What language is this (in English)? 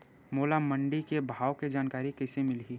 Chhattisgarhi